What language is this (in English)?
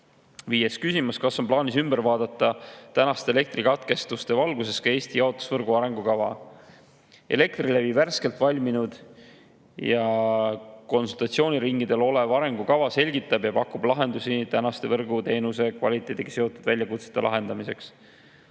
Estonian